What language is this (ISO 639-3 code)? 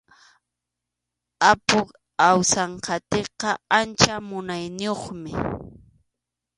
qxu